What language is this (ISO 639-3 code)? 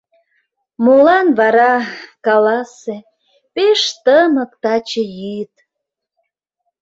chm